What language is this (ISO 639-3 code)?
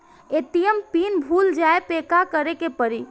bho